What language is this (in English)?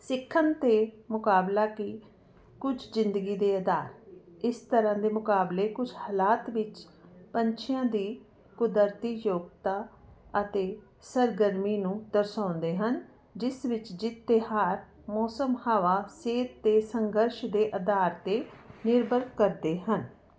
Punjabi